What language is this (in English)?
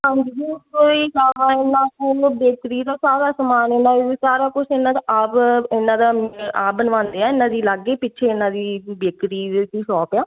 Punjabi